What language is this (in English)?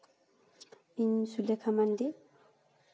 Santali